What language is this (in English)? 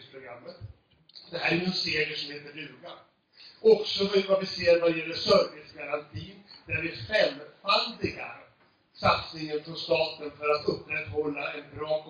Swedish